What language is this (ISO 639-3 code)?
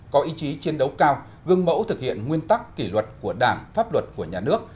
vie